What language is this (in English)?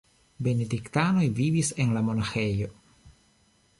Esperanto